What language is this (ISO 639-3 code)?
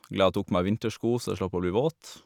nor